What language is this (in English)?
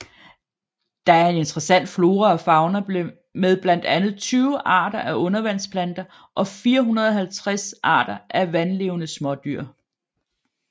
Danish